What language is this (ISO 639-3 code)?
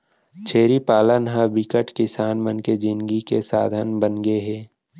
hne